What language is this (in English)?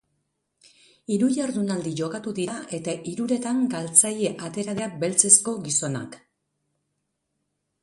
Basque